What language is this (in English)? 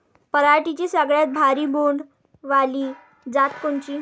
Marathi